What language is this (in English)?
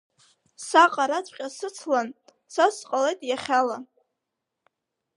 Abkhazian